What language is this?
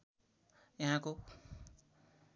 Nepali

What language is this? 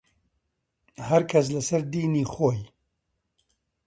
Central Kurdish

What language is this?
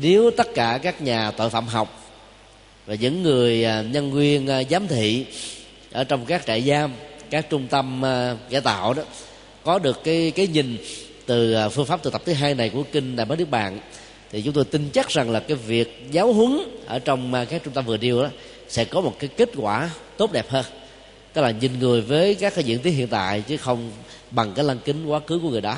Vietnamese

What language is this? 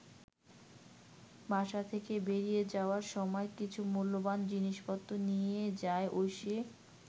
Bangla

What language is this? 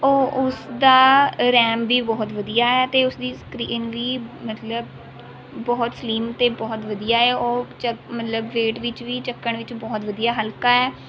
Punjabi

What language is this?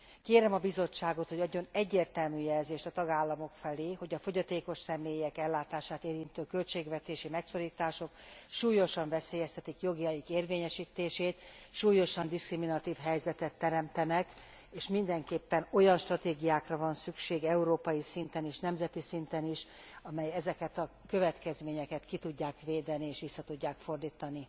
Hungarian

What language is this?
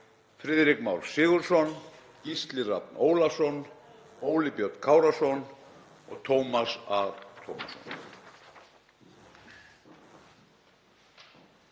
Icelandic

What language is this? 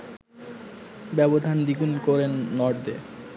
Bangla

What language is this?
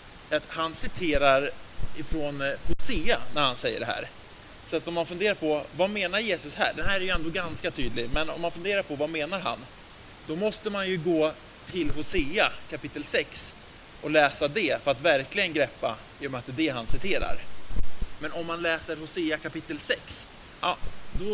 Swedish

